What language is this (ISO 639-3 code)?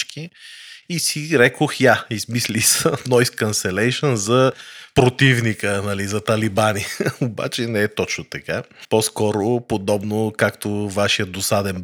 bul